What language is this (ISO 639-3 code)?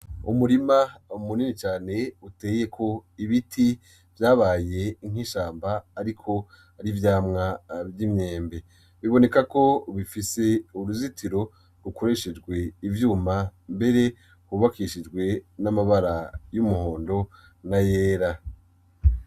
run